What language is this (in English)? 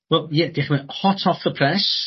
Welsh